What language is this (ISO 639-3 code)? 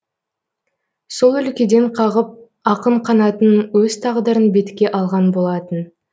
kaz